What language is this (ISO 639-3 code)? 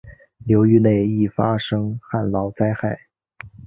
zho